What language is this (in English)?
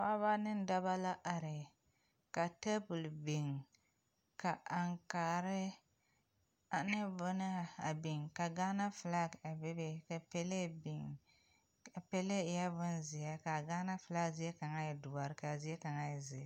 Southern Dagaare